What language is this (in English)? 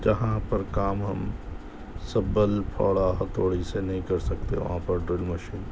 Urdu